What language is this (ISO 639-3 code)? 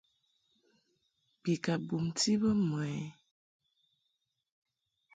mhk